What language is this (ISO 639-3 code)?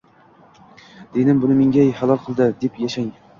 uzb